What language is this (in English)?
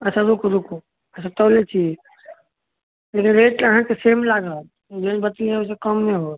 Maithili